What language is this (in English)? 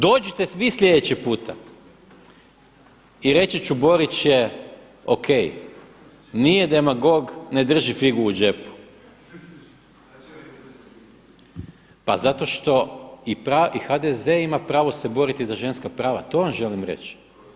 Croatian